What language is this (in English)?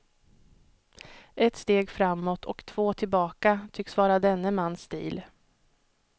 Swedish